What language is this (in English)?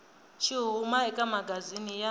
Tsonga